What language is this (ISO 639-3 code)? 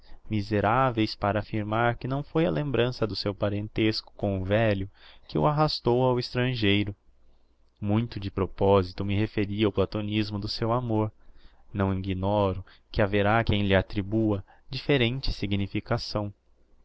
por